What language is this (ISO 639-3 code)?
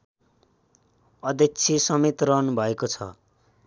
nep